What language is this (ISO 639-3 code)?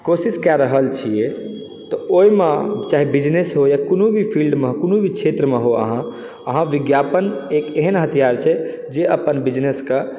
mai